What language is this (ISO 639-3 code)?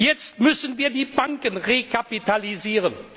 deu